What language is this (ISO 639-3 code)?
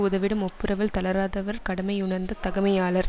tam